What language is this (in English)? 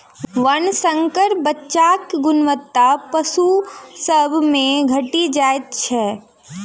Maithili